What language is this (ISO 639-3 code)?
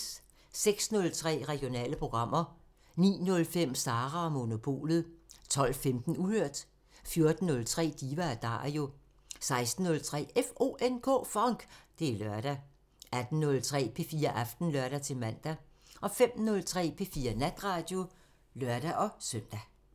dan